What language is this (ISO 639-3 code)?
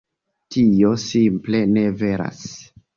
epo